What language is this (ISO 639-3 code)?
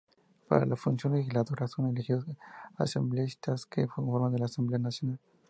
spa